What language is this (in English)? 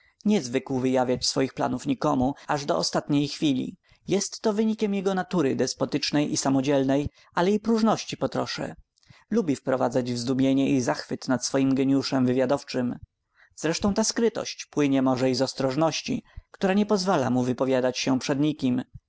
Polish